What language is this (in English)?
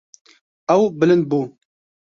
Kurdish